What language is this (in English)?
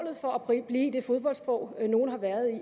Danish